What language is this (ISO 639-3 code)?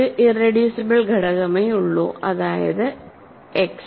mal